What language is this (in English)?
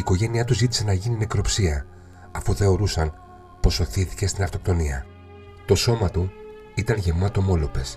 Greek